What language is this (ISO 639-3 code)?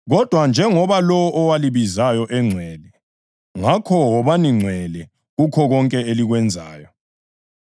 nde